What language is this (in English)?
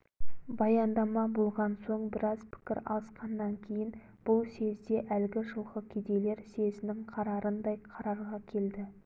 Kazakh